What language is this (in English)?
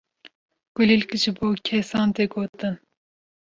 Kurdish